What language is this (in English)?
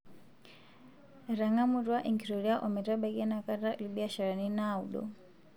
Masai